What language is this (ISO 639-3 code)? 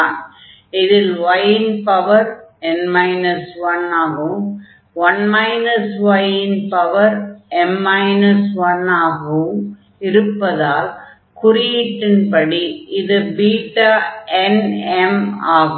tam